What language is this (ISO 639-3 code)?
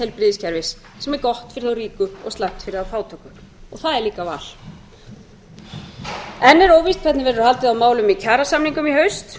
isl